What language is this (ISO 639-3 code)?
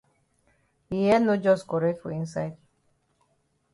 wes